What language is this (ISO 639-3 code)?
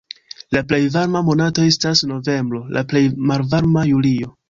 epo